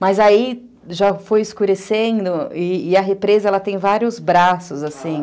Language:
Portuguese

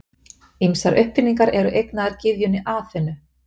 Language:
Icelandic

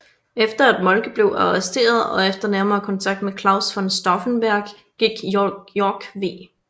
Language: Danish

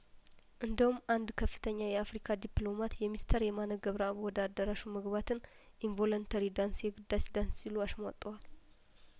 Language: Amharic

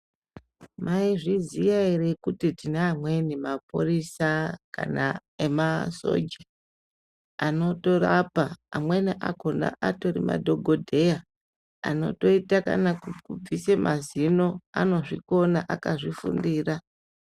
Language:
Ndau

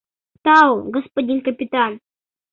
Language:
Mari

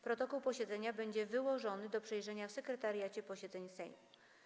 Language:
Polish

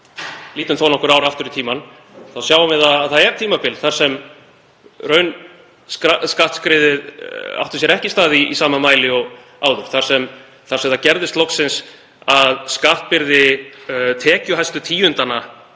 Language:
Icelandic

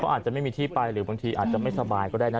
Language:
Thai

